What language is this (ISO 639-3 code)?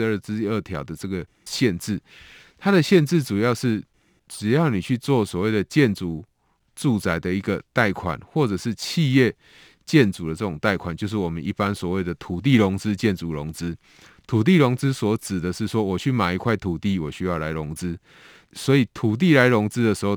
zho